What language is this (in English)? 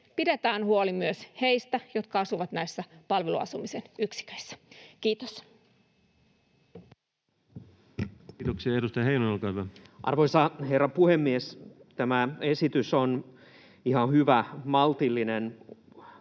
Finnish